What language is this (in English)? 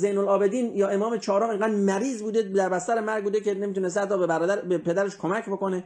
Persian